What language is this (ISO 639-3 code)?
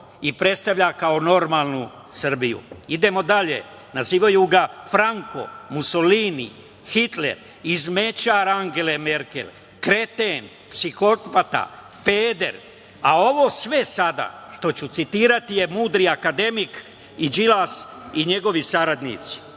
srp